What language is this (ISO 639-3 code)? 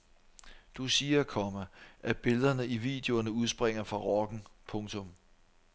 dan